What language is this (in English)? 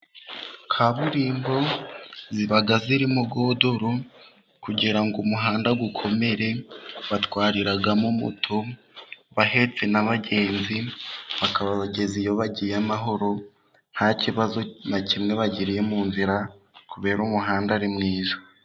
Kinyarwanda